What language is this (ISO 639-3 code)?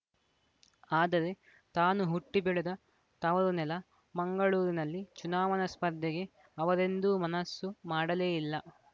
kan